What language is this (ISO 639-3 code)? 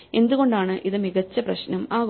mal